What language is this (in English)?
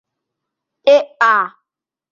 Guarani